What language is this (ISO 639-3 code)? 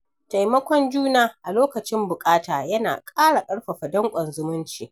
hau